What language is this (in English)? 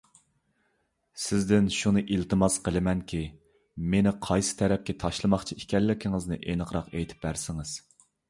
Uyghur